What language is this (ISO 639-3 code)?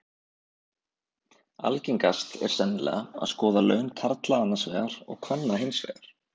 isl